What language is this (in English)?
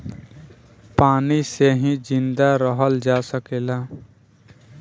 Bhojpuri